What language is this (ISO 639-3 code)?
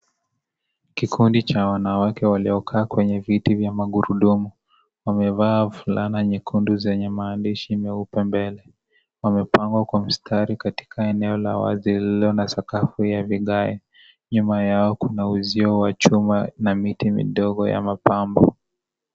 swa